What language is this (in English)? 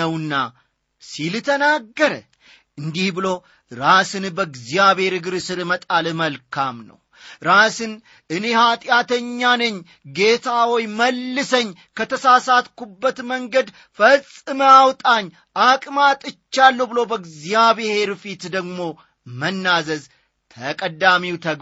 Amharic